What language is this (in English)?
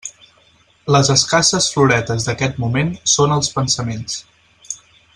Catalan